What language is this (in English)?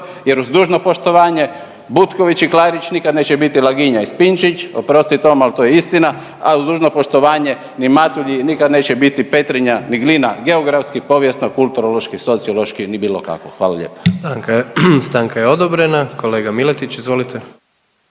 Croatian